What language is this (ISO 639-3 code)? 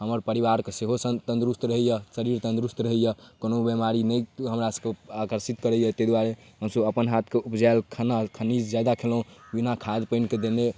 mai